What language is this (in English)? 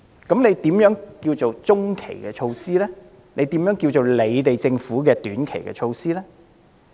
Cantonese